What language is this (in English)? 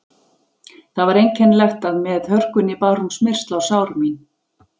Icelandic